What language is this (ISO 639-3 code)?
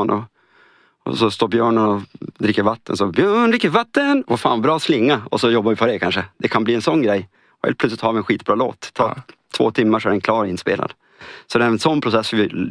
swe